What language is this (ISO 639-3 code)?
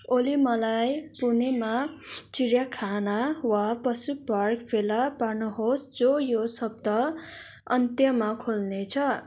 nep